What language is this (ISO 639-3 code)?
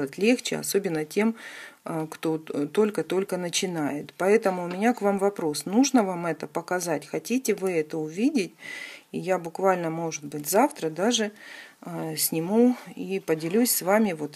rus